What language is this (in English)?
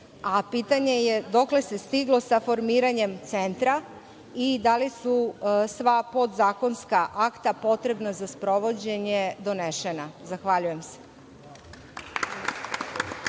Serbian